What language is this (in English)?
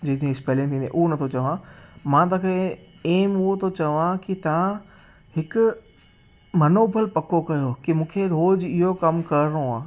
Sindhi